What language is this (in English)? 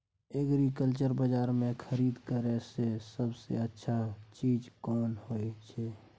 Maithili